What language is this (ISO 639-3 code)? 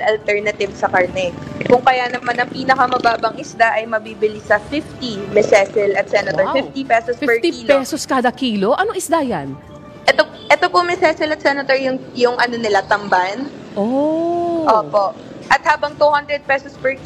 fil